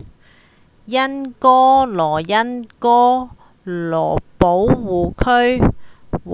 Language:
Cantonese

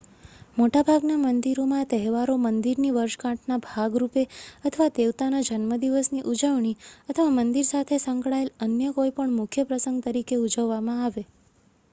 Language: Gujarati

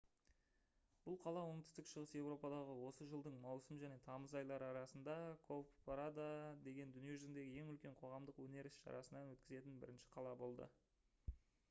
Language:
Kazakh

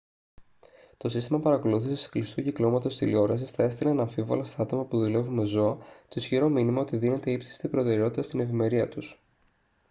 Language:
Greek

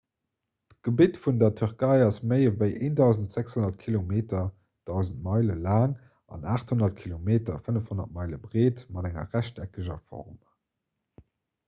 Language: Luxembourgish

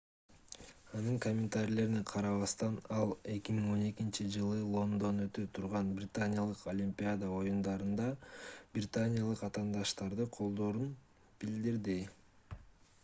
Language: Kyrgyz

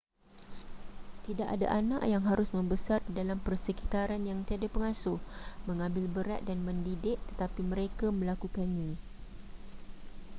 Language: Malay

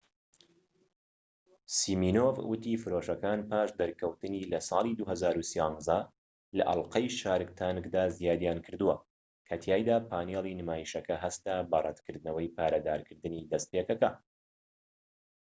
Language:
Central Kurdish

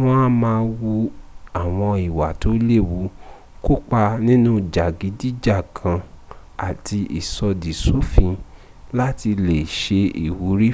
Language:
Yoruba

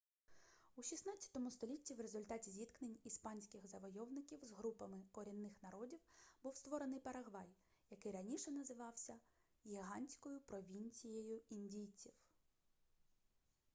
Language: Ukrainian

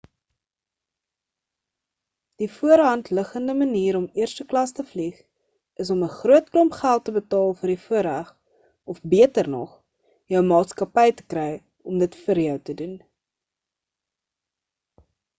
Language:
Afrikaans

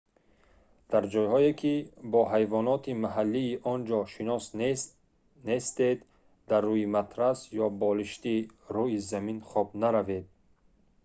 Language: Tajik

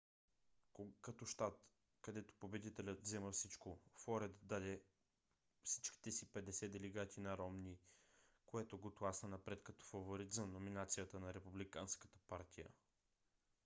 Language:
Bulgarian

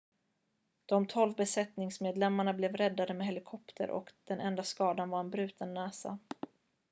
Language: Swedish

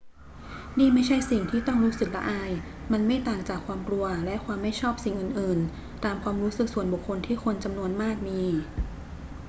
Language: Thai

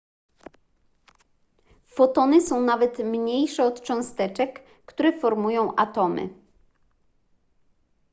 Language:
Polish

